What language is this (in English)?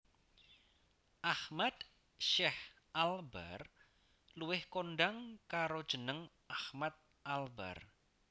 Javanese